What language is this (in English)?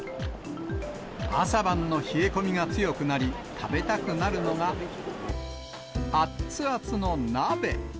Japanese